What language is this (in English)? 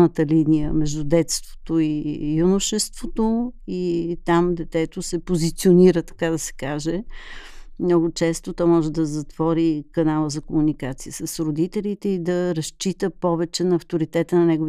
Bulgarian